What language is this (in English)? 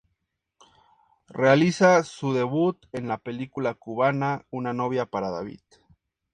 Spanish